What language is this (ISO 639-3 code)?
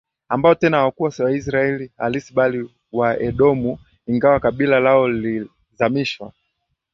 swa